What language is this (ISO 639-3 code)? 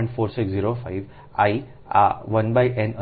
guj